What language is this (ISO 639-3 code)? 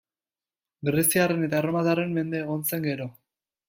eus